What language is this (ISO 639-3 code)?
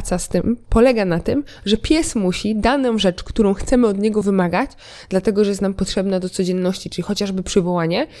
pol